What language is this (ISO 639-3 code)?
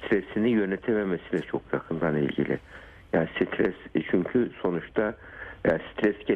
tur